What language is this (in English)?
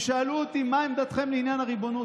Hebrew